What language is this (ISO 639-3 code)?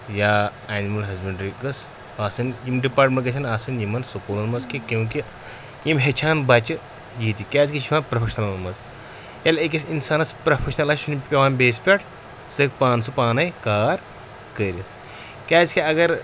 kas